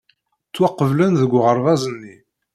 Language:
Kabyle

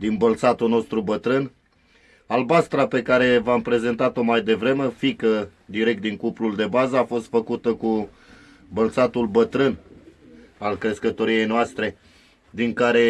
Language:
Romanian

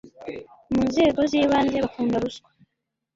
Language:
Kinyarwanda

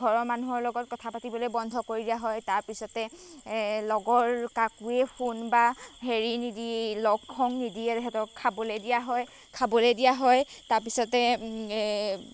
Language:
Assamese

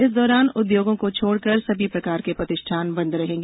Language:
Hindi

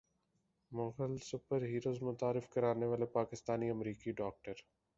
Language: Urdu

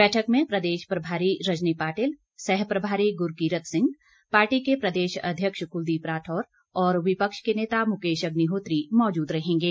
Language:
Hindi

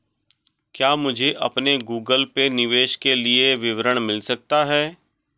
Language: Hindi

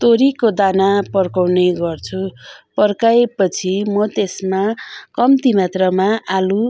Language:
Nepali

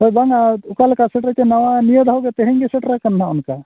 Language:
Santali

